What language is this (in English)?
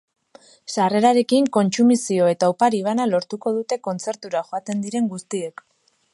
Basque